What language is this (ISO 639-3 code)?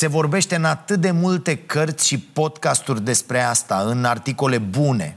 ron